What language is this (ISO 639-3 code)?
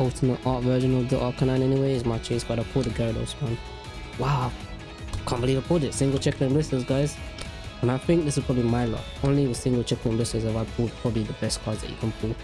eng